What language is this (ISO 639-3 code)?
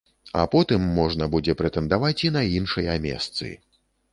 bel